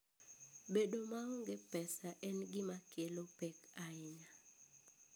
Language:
Luo (Kenya and Tanzania)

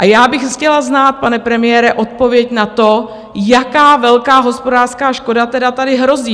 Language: Czech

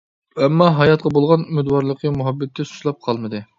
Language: Uyghur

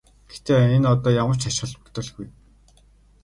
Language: Mongolian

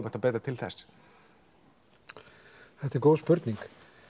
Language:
Icelandic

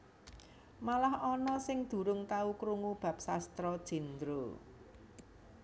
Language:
Javanese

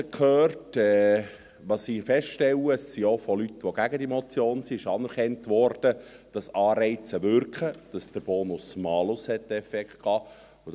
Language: Swiss German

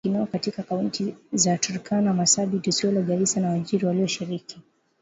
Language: Swahili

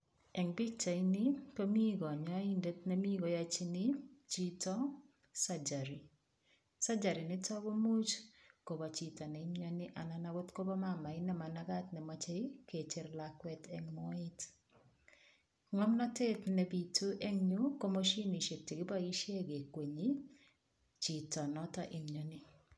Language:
Kalenjin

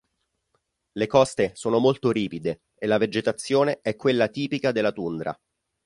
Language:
Italian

